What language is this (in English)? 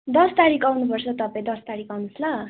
Nepali